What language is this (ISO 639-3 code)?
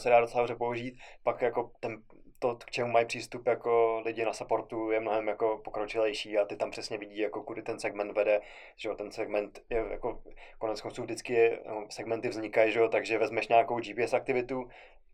ces